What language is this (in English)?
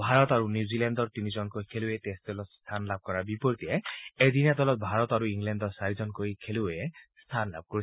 Assamese